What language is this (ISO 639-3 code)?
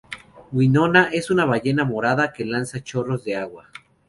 spa